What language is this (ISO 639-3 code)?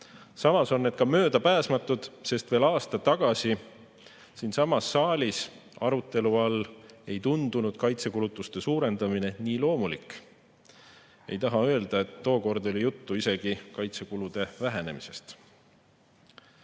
est